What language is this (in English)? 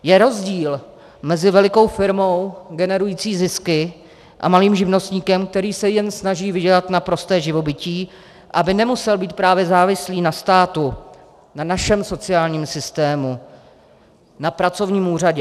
Czech